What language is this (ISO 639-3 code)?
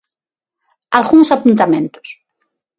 glg